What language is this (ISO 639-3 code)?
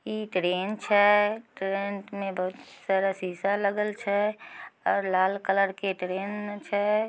mag